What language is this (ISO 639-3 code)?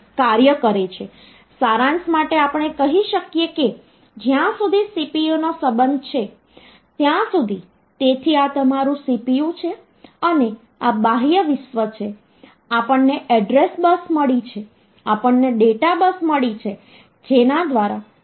guj